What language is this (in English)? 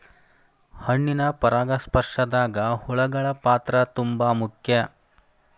Kannada